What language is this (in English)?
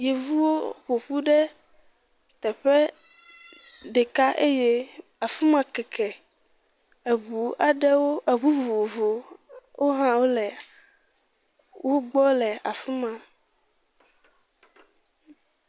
Ewe